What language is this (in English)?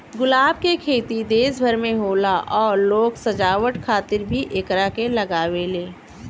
Bhojpuri